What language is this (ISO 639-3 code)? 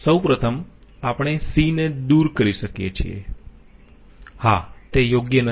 guj